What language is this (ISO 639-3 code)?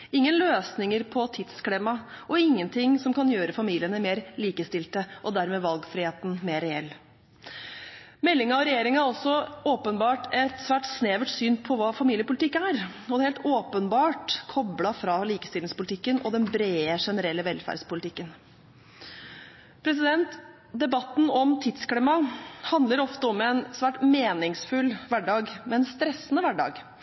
nob